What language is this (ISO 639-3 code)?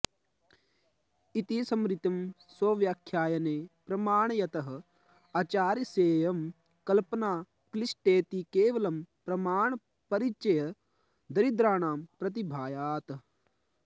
san